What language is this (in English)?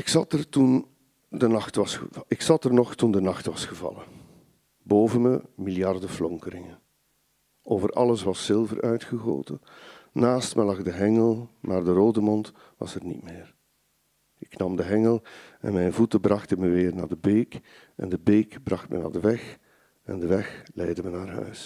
Dutch